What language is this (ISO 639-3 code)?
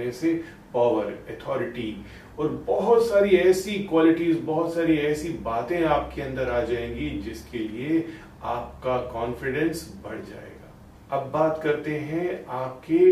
hin